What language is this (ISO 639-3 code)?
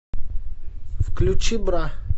rus